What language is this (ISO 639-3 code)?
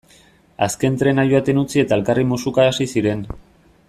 eus